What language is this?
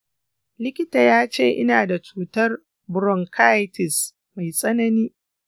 Hausa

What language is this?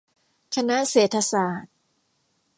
Thai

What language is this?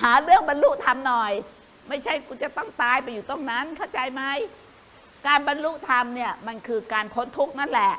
Thai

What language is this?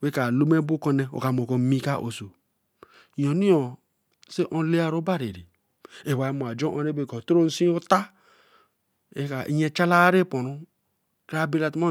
Eleme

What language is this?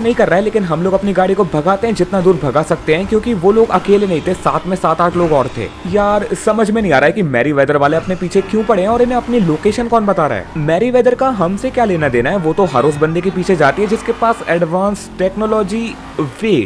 Hindi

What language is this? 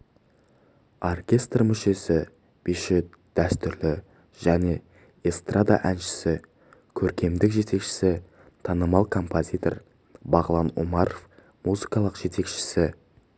Kazakh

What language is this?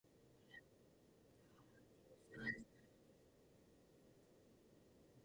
Latvian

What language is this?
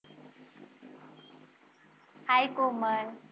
Marathi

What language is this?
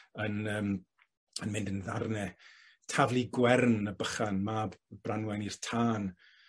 Welsh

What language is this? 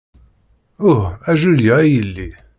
Kabyle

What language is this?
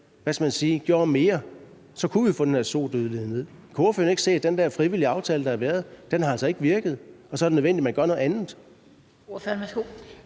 Danish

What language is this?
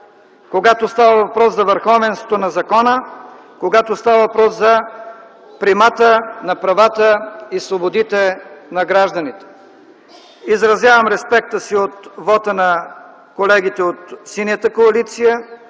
Bulgarian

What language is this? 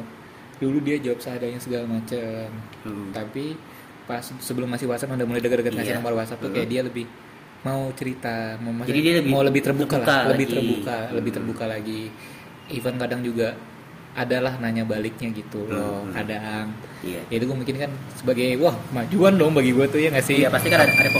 Indonesian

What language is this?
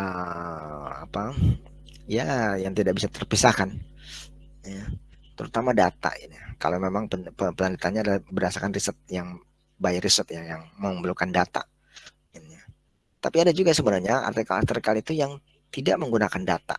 Indonesian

